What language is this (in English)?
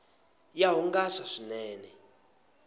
Tsonga